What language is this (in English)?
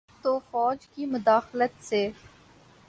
Urdu